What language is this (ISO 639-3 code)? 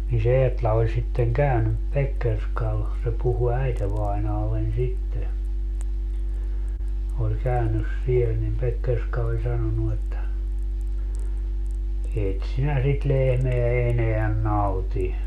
fin